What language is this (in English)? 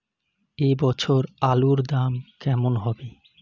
Bangla